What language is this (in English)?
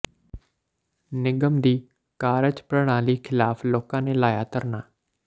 Punjabi